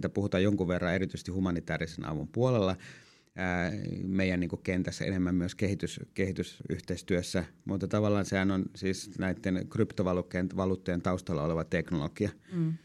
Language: Finnish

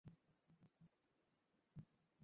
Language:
Bangla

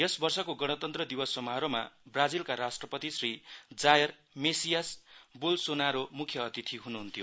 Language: Nepali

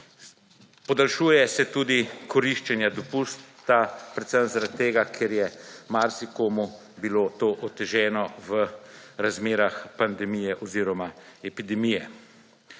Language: Slovenian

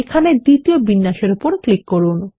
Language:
Bangla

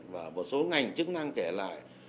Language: Vietnamese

